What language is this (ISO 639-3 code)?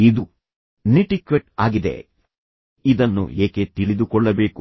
kan